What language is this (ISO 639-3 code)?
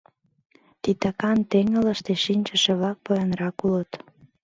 chm